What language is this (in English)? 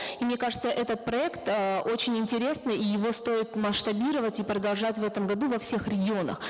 Kazakh